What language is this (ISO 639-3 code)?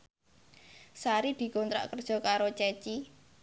jav